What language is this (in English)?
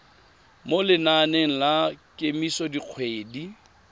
Tswana